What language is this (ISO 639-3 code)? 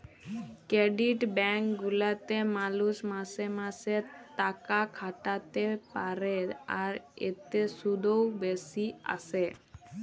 ben